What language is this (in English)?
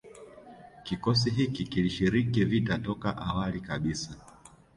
Swahili